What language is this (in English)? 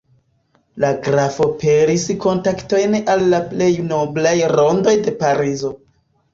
Esperanto